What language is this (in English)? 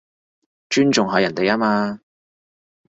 Cantonese